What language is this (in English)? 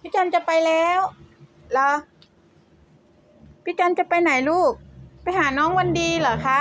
Thai